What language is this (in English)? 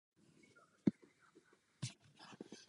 Czech